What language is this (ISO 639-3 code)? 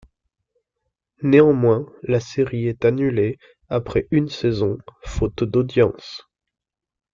fra